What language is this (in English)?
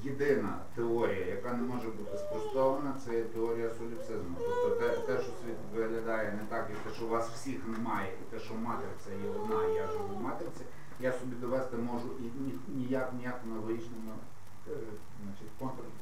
Ukrainian